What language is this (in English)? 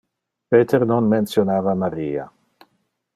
Interlingua